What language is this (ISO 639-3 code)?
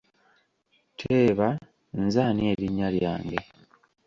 lug